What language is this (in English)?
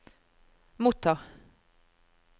Norwegian